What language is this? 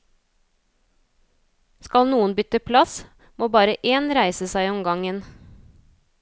Norwegian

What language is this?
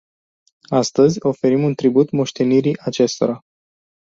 Romanian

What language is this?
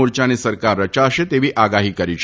Gujarati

